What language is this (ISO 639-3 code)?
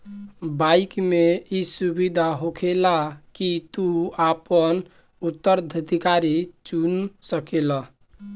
bho